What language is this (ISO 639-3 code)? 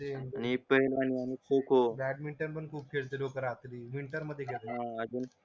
mar